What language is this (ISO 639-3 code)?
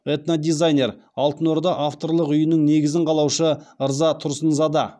kaz